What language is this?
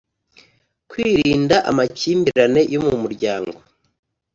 Kinyarwanda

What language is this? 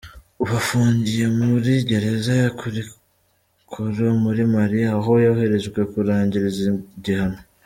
Kinyarwanda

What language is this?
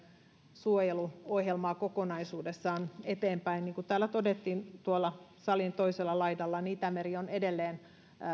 Finnish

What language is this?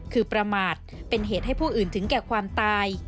Thai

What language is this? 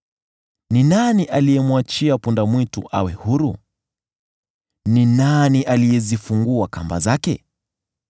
Swahili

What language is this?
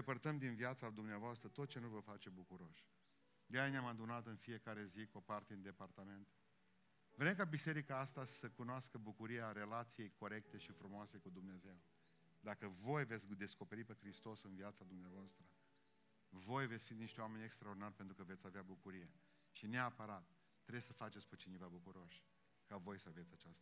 Romanian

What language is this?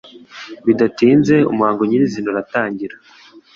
Kinyarwanda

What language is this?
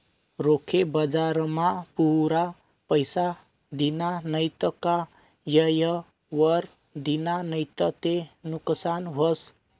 Marathi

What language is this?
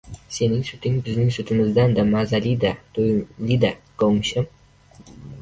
Uzbek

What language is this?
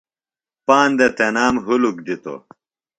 Phalura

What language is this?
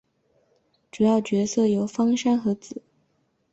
Chinese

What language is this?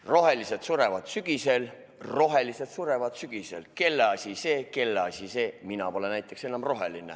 Estonian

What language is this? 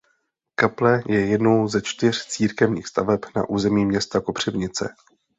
Czech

